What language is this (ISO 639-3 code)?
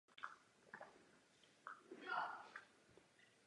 ces